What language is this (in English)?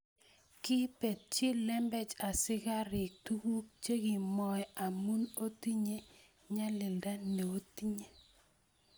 Kalenjin